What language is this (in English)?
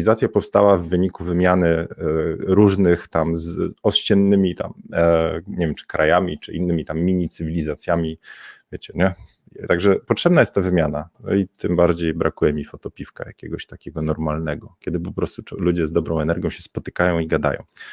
Polish